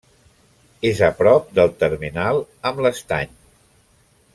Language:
Catalan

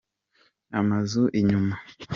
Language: Kinyarwanda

